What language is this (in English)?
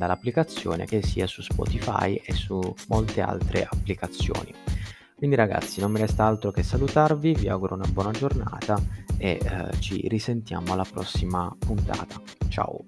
Italian